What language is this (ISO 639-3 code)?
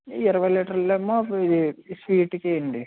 tel